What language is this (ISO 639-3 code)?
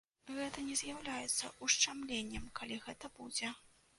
bel